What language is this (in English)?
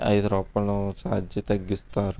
Telugu